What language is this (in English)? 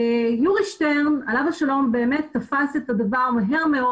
Hebrew